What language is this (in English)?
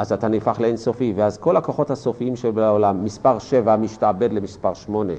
Hebrew